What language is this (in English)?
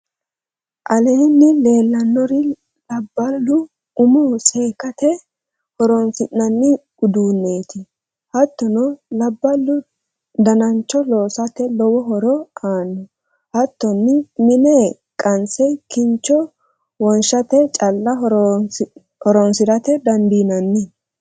Sidamo